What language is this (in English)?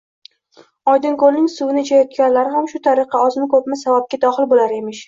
Uzbek